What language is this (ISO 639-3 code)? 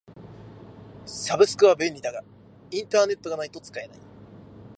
jpn